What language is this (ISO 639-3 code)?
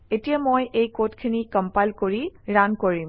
asm